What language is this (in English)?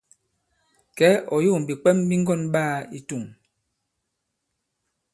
Bankon